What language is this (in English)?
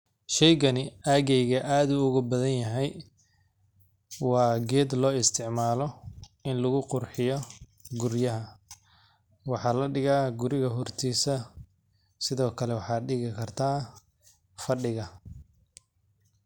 Somali